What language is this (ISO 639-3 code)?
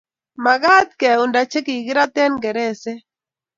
kln